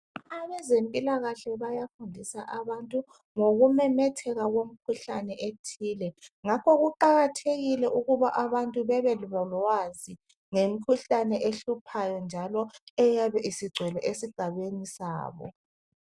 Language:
North Ndebele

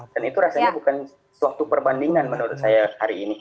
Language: Indonesian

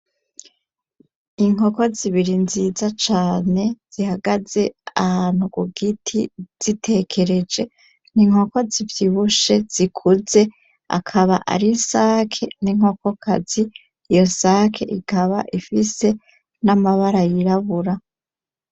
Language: Rundi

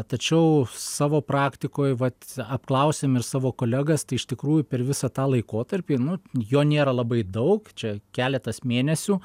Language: Lithuanian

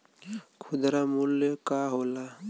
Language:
Bhojpuri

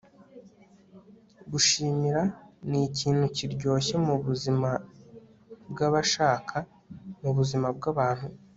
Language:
Kinyarwanda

